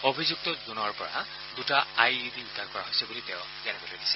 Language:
Assamese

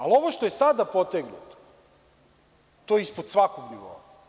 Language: Serbian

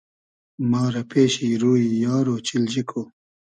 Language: Hazaragi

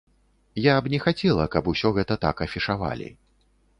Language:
Belarusian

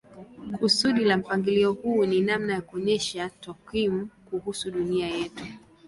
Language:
Swahili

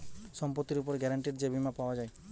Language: Bangla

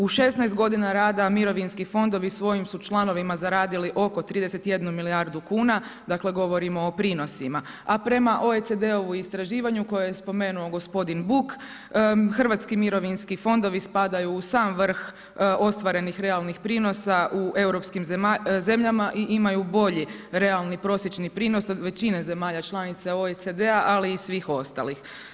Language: Croatian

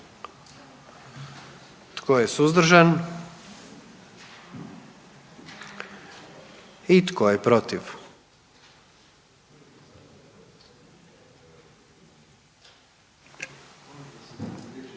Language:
Croatian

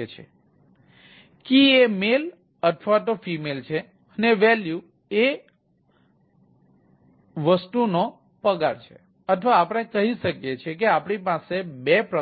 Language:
Gujarati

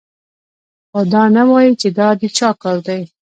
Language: Pashto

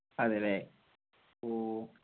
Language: Malayalam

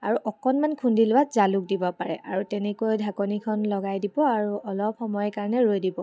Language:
Assamese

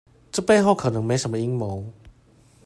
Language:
Chinese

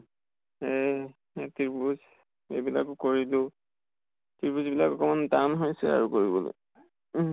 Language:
Assamese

